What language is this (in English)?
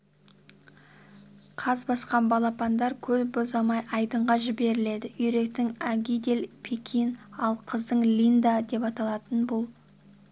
Kazakh